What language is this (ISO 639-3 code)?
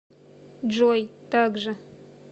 rus